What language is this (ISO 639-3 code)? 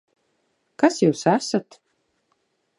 lav